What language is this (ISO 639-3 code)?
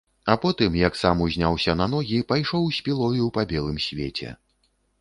bel